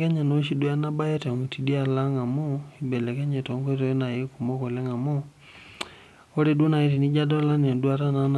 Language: Masai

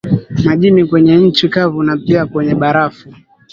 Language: Swahili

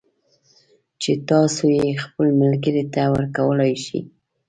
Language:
Pashto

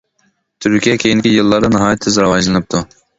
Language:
Uyghur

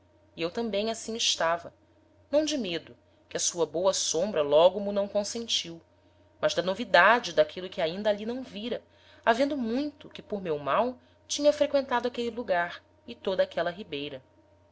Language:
Portuguese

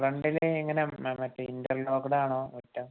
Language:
Malayalam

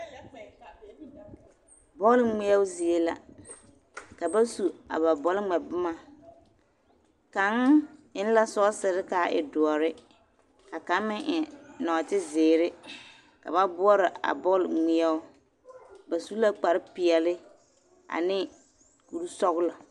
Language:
Southern Dagaare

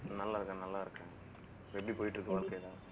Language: Tamil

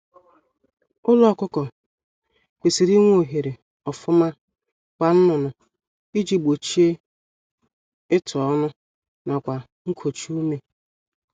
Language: Igbo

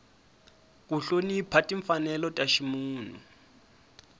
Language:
Tsonga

